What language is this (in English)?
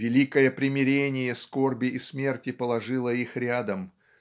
Russian